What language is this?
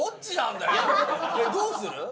Japanese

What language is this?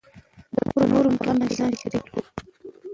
Pashto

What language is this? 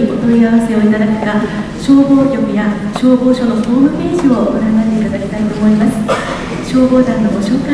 Japanese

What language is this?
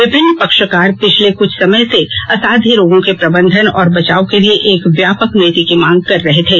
Hindi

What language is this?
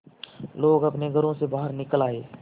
Hindi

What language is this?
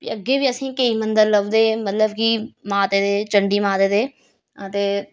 Dogri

